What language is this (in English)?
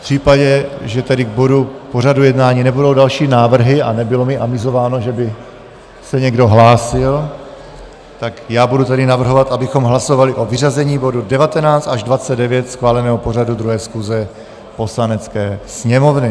Czech